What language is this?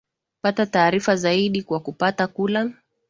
Swahili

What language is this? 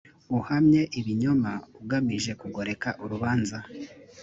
Kinyarwanda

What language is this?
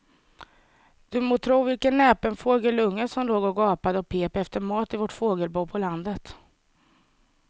Swedish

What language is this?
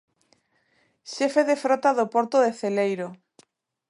Galician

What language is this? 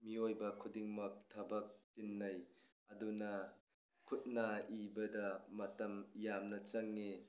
Manipuri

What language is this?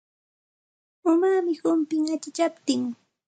Santa Ana de Tusi Pasco Quechua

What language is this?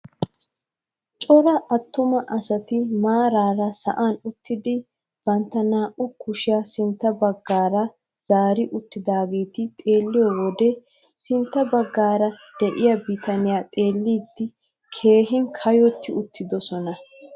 Wolaytta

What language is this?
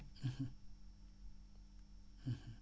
Wolof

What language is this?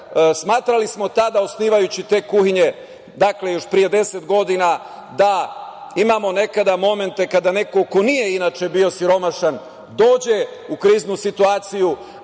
Serbian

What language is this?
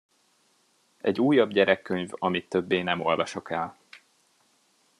Hungarian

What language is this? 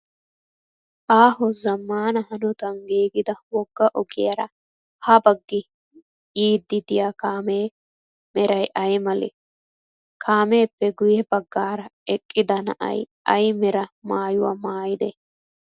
Wolaytta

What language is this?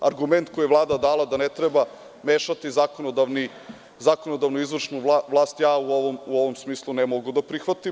Serbian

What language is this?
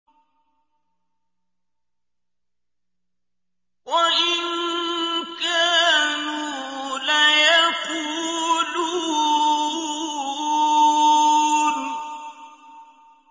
Arabic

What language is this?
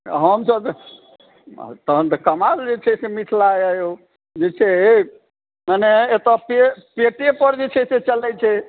Maithili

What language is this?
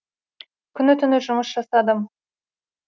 Kazakh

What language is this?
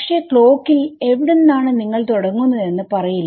Malayalam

